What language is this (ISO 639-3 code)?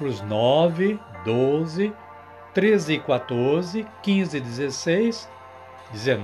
por